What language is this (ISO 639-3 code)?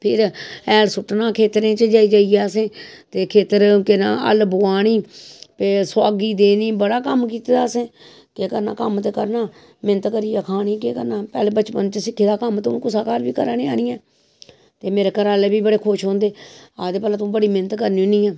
doi